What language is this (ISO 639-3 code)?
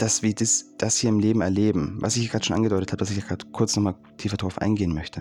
deu